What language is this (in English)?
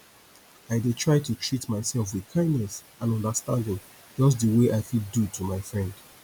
Nigerian Pidgin